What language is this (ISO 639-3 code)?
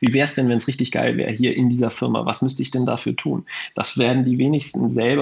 deu